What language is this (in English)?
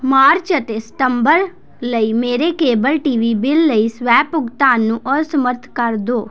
Punjabi